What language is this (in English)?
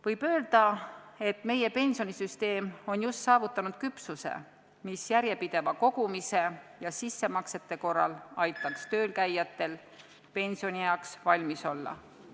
Estonian